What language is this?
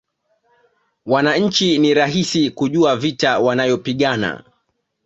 Swahili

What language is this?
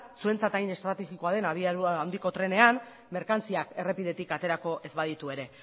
Basque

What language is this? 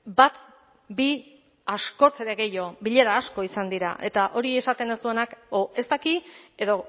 Basque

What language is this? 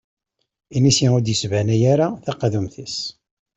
Kabyle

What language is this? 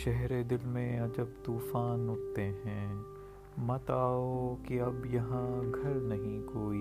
Urdu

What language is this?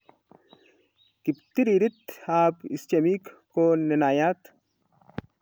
Kalenjin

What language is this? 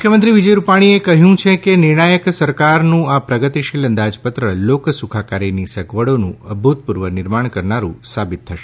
Gujarati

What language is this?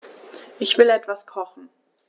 German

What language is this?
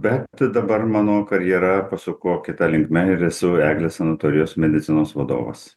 Lithuanian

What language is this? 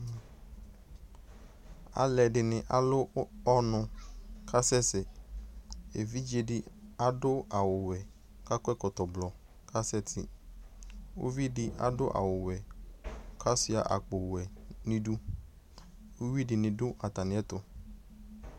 Ikposo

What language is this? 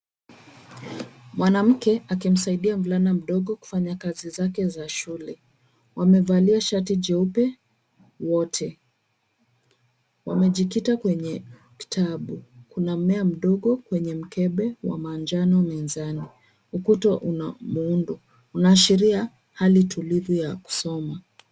Swahili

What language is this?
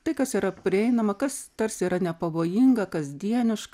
Lithuanian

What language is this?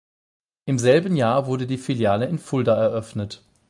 German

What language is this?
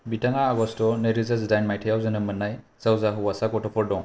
Bodo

